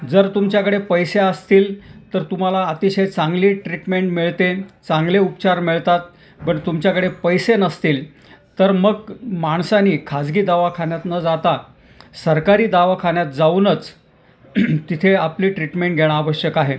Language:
Marathi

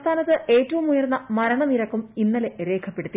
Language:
Malayalam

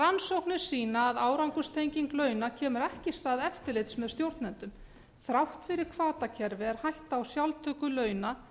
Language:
Icelandic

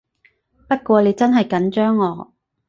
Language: Cantonese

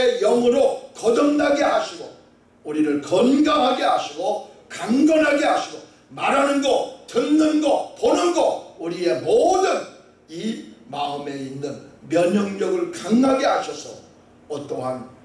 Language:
Korean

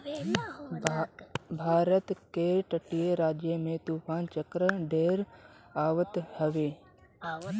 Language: Bhojpuri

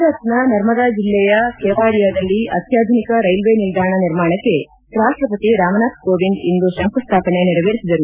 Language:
Kannada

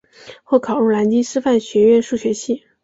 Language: Chinese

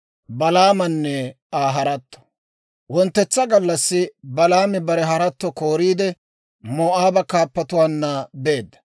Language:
Dawro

